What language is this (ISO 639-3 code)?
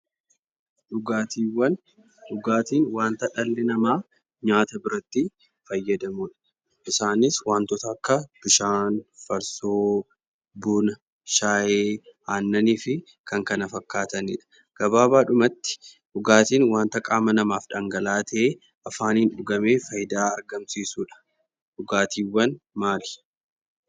orm